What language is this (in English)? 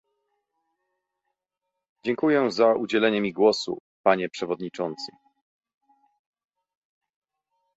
Polish